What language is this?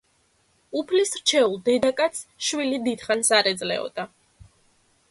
Georgian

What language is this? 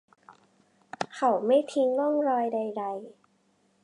Thai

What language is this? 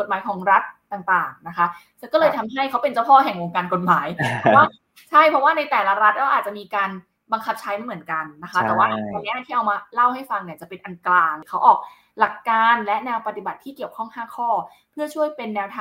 Thai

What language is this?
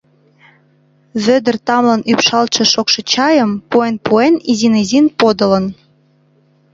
Mari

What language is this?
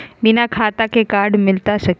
Magahi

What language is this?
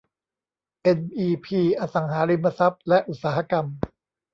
Thai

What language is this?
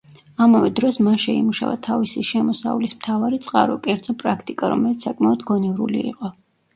Georgian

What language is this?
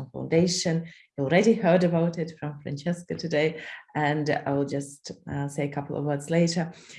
English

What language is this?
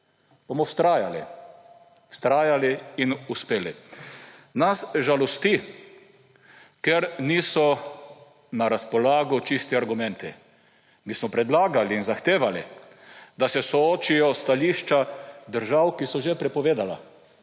Slovenian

